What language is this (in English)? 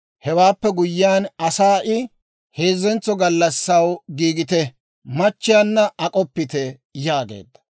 Dawro